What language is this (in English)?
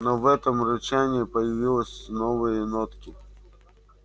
Russian